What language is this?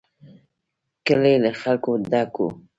Pashto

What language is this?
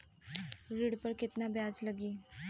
Bhojpuri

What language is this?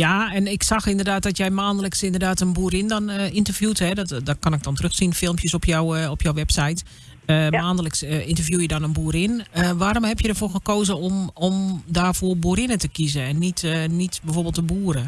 Dutch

